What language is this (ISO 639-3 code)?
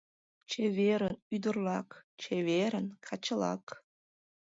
chm